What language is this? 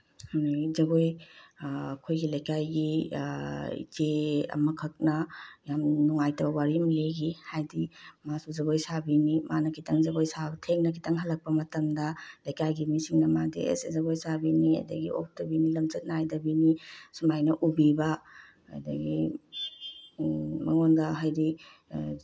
Manipuri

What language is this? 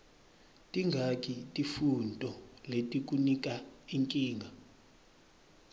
Swati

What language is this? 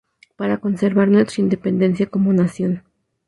Spanish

